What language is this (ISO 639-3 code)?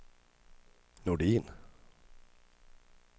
swe